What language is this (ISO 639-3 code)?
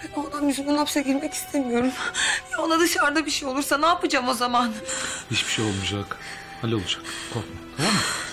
tur